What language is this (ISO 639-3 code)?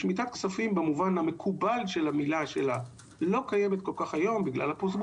heb